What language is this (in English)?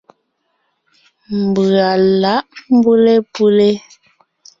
Ngiemboon